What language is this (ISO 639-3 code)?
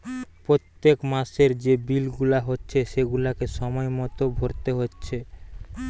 ben